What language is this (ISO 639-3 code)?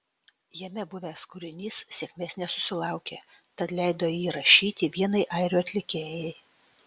lit